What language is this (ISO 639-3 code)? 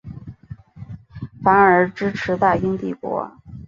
zho